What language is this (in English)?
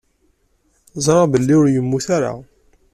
Kabyle